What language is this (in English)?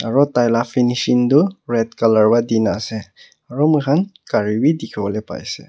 Naga Pidgin